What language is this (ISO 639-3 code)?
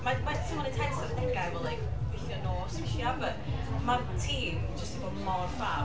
cym